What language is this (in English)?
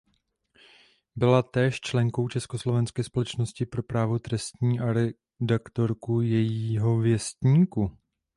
Czech